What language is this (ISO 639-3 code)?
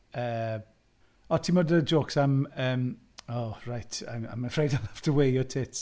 cym